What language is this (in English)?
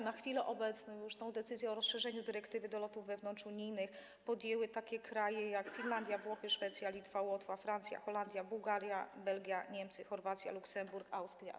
Polish